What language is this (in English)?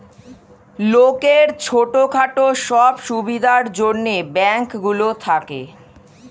Bangla